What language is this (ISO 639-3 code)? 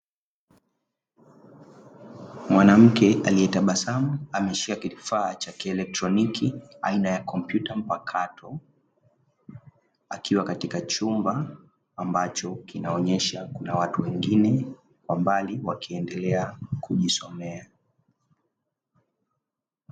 swa